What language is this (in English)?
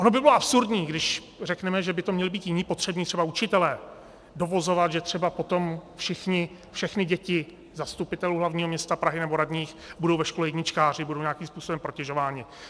Czech